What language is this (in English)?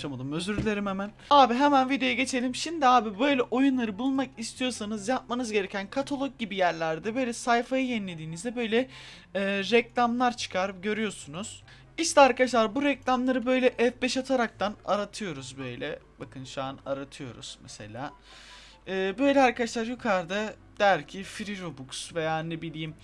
Turkish